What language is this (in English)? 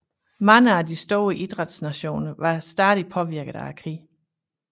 Danish